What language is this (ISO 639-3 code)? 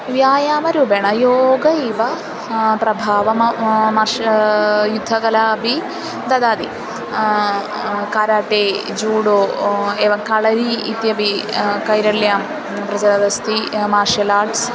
san